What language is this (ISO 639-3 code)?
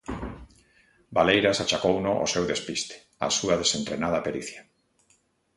glg